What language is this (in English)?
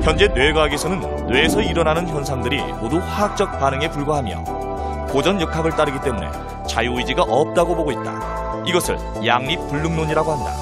Korean